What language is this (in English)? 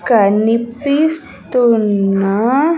Telugu